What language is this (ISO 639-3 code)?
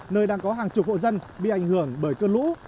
vie